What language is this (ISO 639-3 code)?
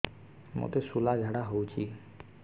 ori